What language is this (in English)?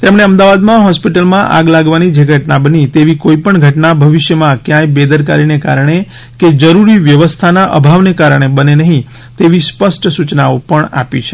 Gujarati